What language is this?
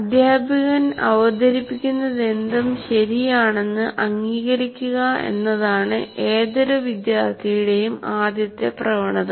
Malayalam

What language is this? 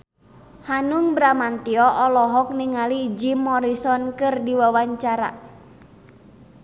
Sundanese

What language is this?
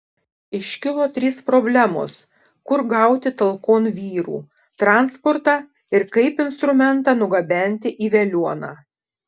Lithuanian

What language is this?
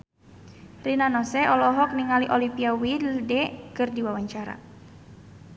Sundanese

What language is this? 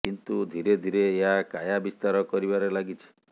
Odia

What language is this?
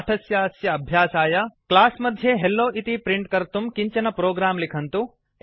Sanskrit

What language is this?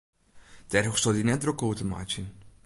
Western Frisian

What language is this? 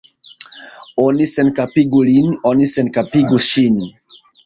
Esperanto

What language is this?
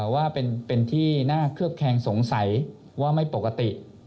Thai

